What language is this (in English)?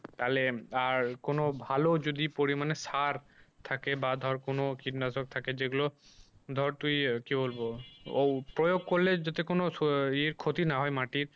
Bangla